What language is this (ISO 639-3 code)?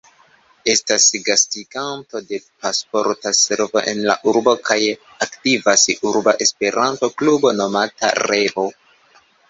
epo